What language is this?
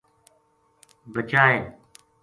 Gujari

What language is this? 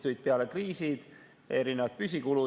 Estonian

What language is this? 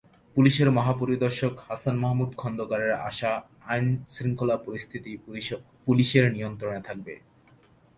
Bangla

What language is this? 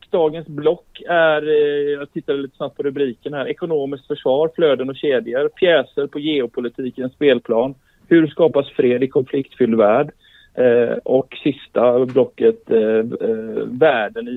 Swedish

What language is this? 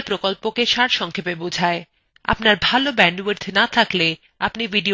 Bangla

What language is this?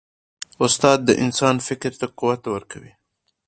Pashto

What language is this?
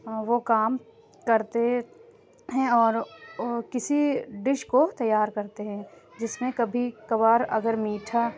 Urdu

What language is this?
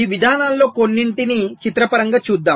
Telugu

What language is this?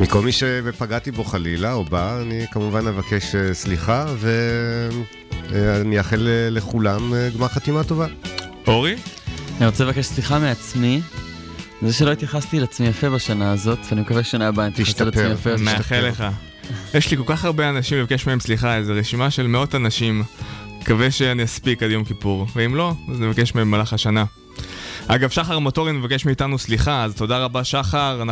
Hebrew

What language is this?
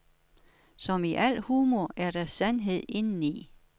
Danish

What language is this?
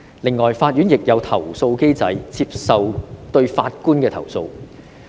Cantonese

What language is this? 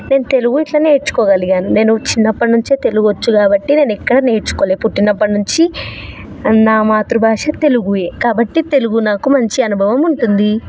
Telugu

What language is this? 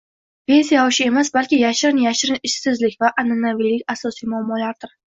Uzbek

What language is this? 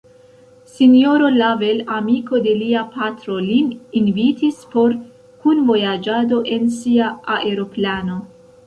Esperanto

